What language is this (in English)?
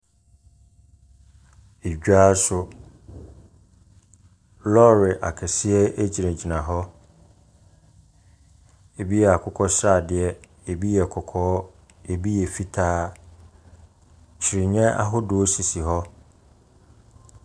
Akan